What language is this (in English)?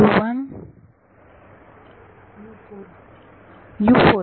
Marathi